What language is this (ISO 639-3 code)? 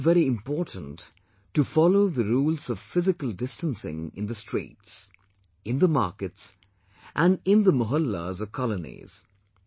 eng